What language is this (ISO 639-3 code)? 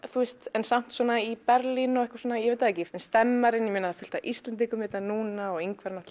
isl